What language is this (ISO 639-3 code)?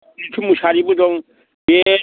brx